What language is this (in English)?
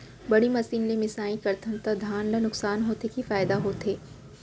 Chhattisgarhi